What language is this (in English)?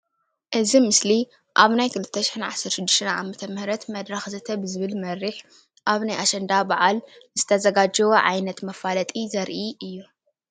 Tigrinya